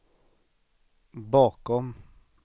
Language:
Swedish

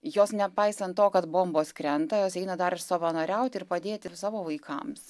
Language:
Lithuanian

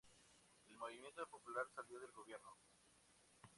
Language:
Spanish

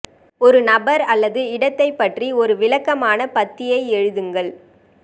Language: Tamil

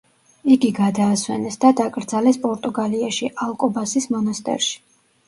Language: Georgian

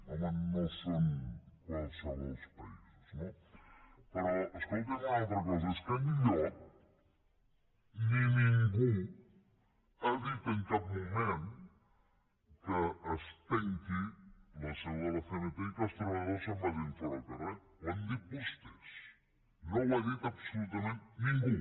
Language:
Catalan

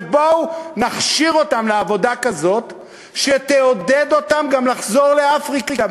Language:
Hebrew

